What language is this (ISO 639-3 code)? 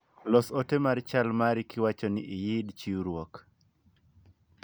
luo